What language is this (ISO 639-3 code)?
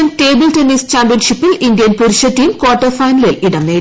mal